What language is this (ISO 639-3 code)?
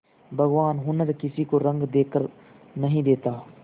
hin